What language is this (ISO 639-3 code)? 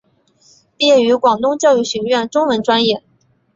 zho